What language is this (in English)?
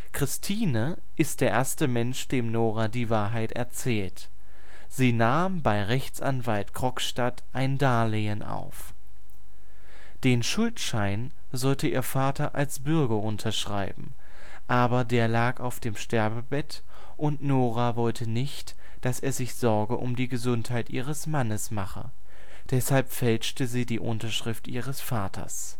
German